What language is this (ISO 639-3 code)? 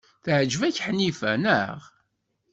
kab